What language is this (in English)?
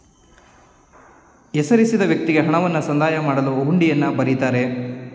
Kannada